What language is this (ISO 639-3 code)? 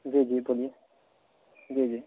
urd